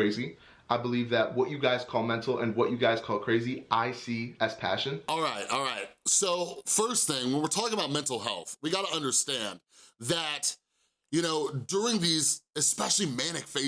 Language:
English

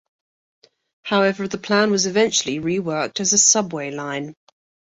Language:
English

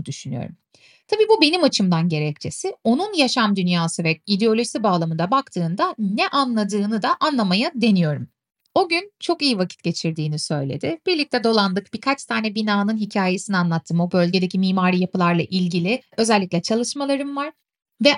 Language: Turkish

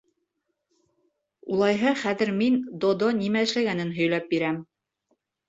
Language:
Bashkir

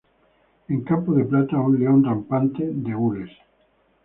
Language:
Spanish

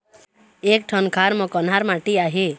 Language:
Chhattisgarhi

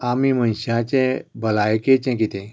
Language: Konkani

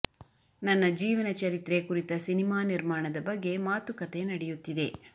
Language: Kannada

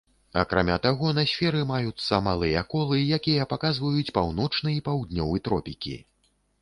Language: Belarusian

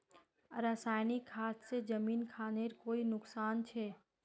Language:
Magahi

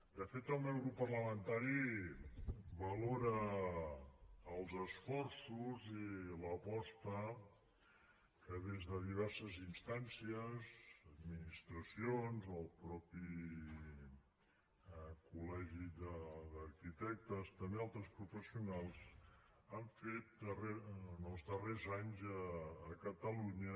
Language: Catalan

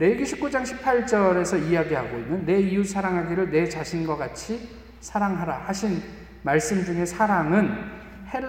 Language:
Korean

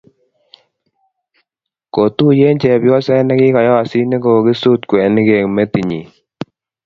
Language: Kalenjin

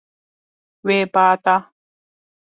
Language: Kurdish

